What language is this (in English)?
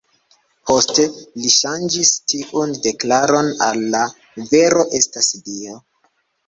Esperanto